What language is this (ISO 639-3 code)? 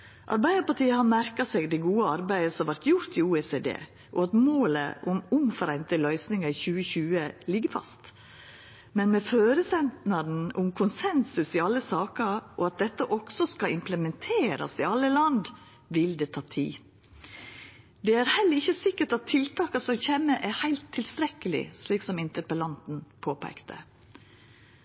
nno